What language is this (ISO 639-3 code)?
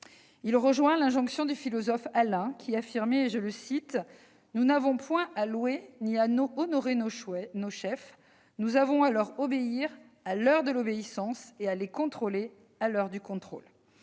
fra